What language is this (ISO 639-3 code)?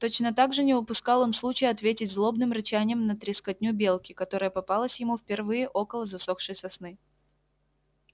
rus